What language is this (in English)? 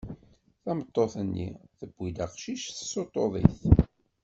Kabyle